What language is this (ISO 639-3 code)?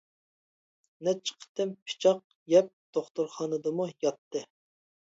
uig